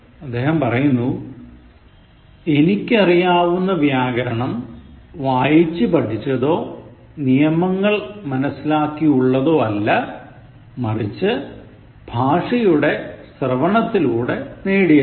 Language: Malayalam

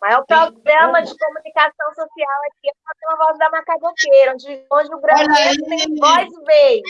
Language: Portuguese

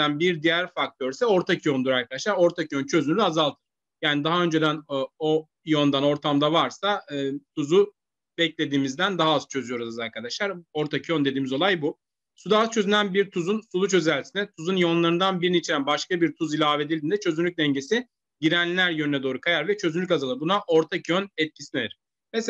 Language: Turkish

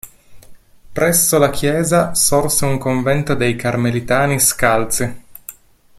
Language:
Italian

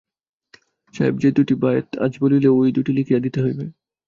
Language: Bangla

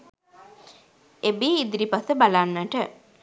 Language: Sinhala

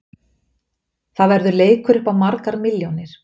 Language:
Icelandic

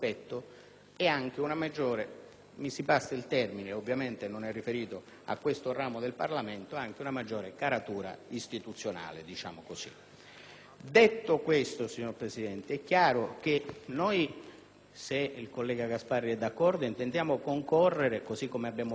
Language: Italian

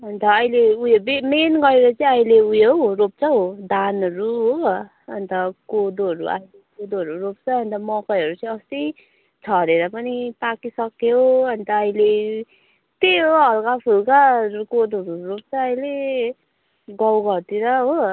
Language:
Nepali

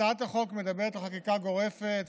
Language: Hebrew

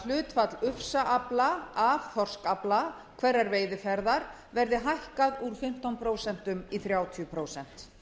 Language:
Icelandic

